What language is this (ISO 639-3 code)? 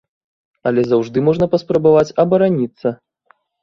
bel